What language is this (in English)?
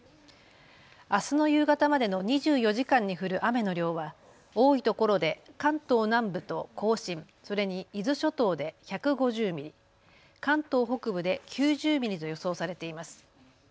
Japanese